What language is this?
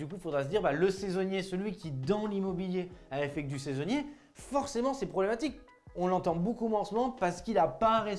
French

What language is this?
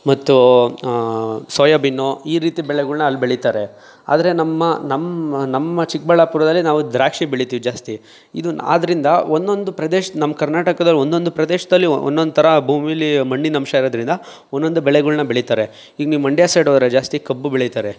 Kannada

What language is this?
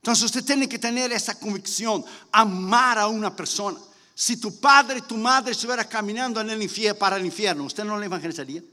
Spanish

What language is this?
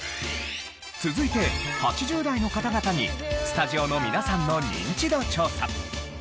Japanese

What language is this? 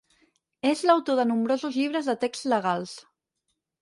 Catalan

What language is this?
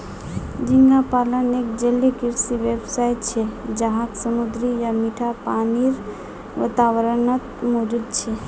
Magahi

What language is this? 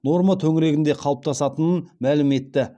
Kazakh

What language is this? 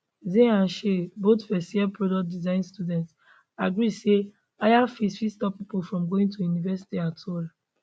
Nigerian Pidgin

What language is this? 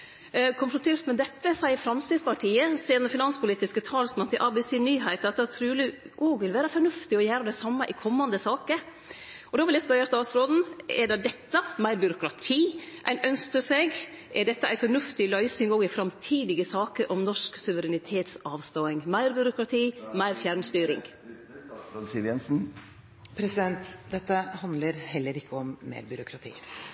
Norwegian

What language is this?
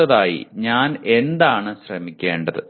Malayalam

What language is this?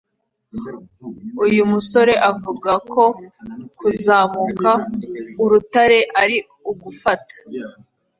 Kinyarwanda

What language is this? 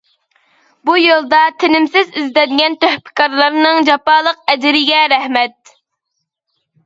Uyghur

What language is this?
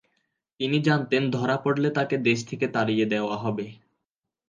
Bangla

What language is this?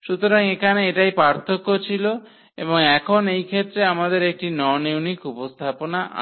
Bangla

